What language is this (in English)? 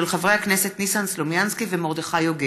Hebrew